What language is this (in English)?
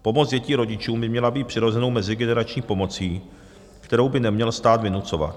Czech